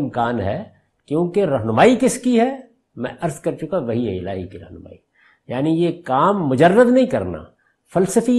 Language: Urdu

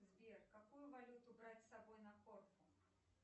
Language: Russian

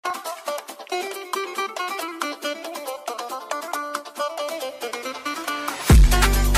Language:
Turkish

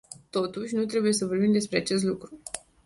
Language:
Romanian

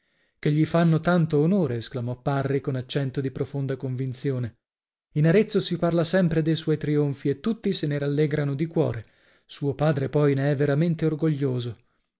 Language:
Italian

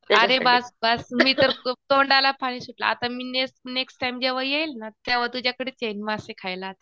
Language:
Marathi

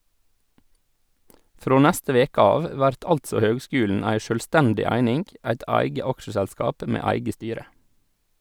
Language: Norwegian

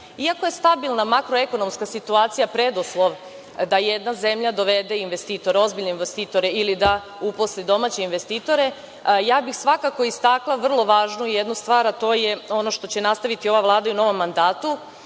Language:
Serbian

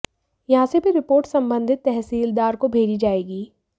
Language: Hindi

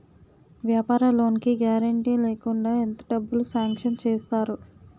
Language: Telugu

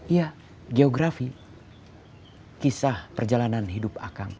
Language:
Indonesian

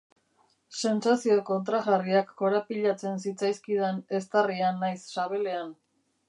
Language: Basque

